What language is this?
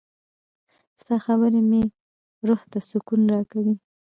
Pashto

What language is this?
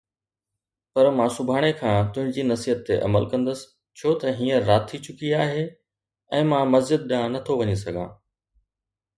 Sindhi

